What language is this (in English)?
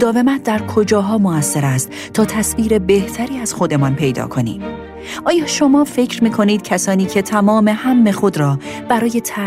Persian